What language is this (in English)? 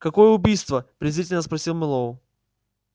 Russian